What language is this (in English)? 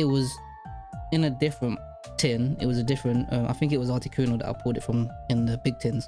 English